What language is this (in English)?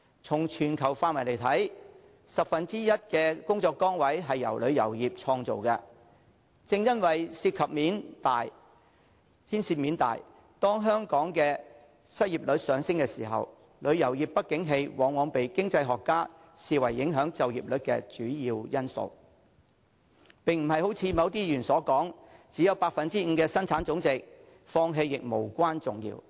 Cantonese